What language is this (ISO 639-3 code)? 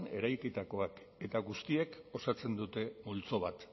eus